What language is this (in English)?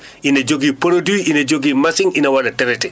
Fula